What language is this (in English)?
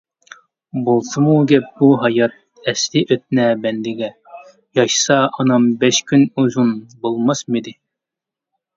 Uyghur